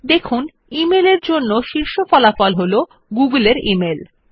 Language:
Bangla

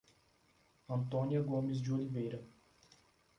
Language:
Portuguese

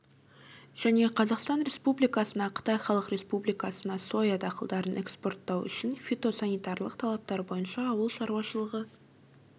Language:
Kazakh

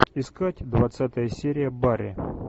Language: Russian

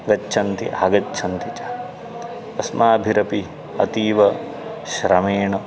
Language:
Sanskrit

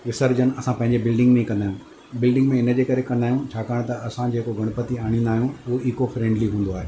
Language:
Sindhi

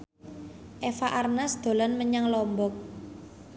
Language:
Javanese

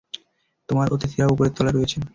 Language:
Bangla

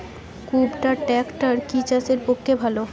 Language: Bangla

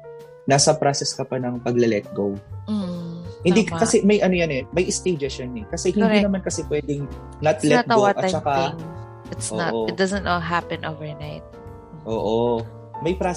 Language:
Filipino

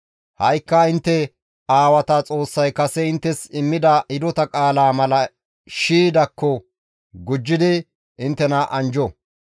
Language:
Gamo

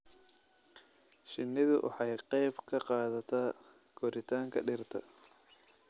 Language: Somali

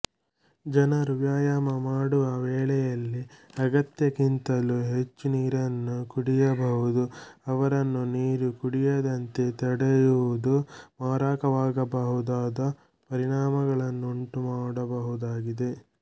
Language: Kannada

